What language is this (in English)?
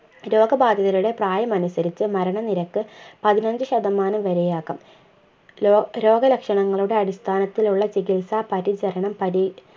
Malayalam